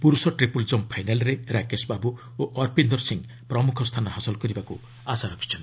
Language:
Odia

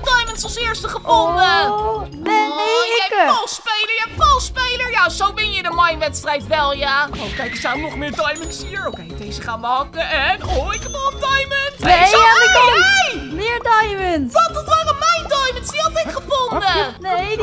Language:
Dutch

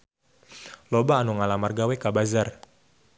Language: Sundanese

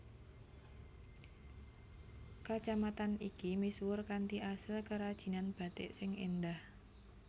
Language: Javanese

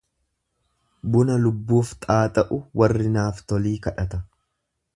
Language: Oromo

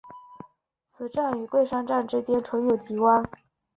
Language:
Chinese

